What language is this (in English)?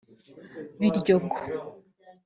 Kinyarwanda